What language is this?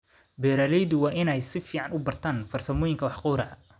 Somali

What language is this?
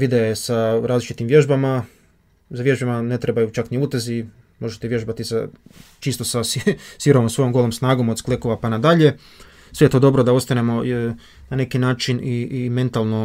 Croatian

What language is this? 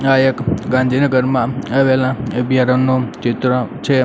Gujarati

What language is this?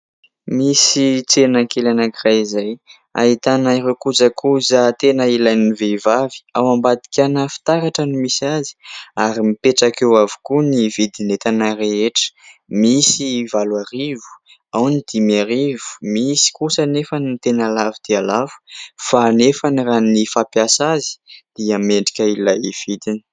Malagasy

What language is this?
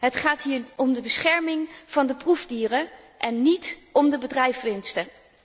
Dutch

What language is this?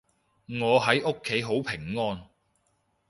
Cantonese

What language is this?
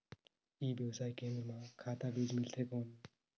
Chhattisgarhi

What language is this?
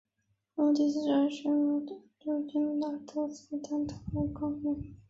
Chinese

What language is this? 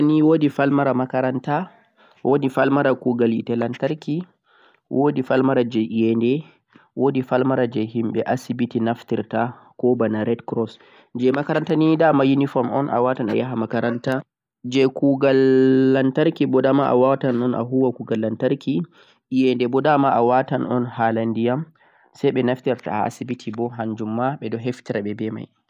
Central-Eastern Niger Fulfulde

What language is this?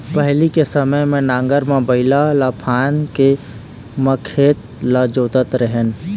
Chhattisgarhi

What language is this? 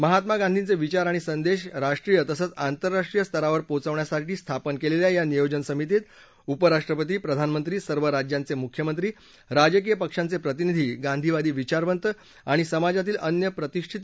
Marathi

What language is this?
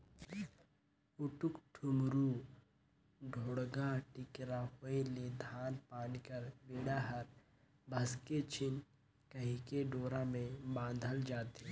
Chhattisgarhi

